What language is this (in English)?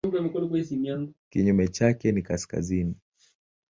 Swahili